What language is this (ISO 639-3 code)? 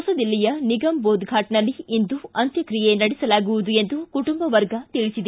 kan